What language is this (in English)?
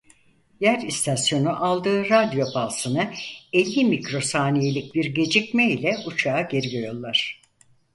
Turkish